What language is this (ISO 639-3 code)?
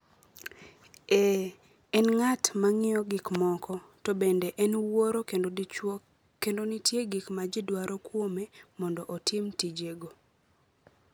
luo